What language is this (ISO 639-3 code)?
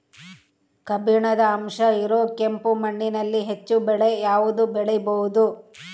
kan